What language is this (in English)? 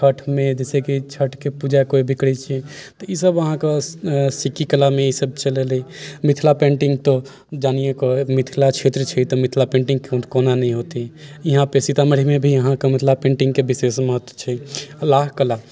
Maithili